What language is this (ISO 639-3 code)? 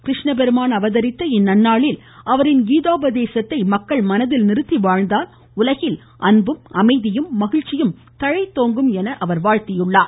tam